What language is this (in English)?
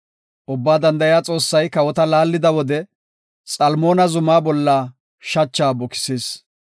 Gofa